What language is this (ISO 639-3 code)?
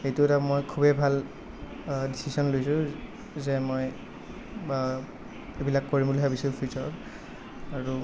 asm